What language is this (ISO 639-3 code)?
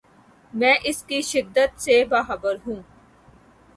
urd